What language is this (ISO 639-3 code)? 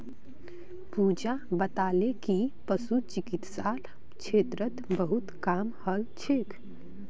mag